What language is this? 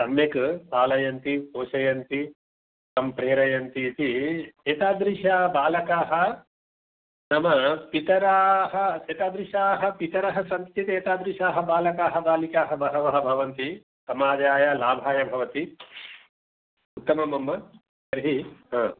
Sanskrit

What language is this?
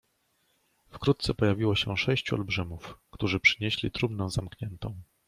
Polish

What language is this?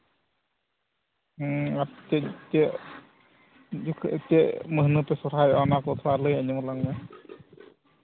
Santali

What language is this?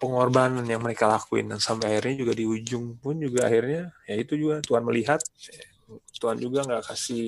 Indonesian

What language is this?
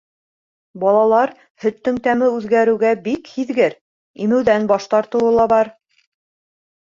Bashkir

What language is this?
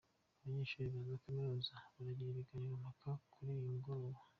Kinyarwanda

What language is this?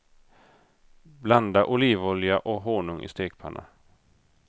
Swedish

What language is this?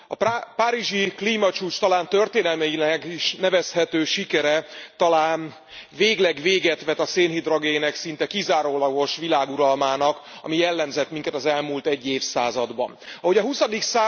Hungarian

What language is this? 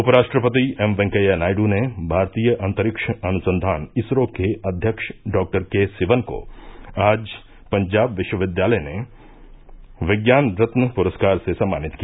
Hindi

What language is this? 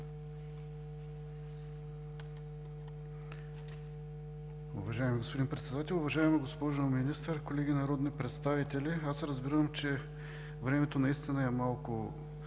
Bulgarian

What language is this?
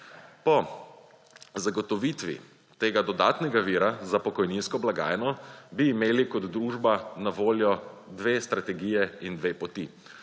Slovenian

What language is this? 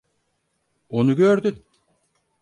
Turkish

